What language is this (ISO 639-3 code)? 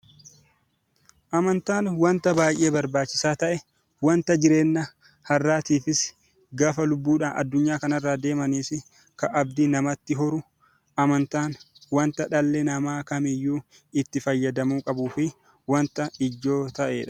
orm